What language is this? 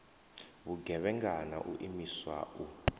Venda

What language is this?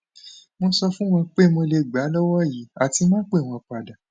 Yoruba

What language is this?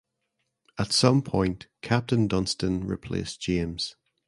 English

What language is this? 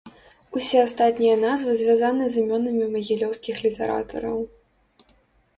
Belarusian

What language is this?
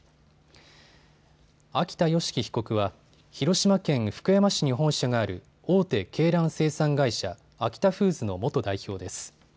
Japanese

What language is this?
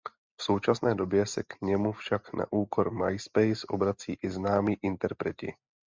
Czech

